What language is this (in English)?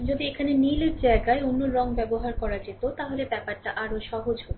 Bangla